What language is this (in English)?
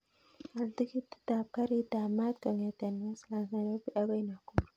Kalenjin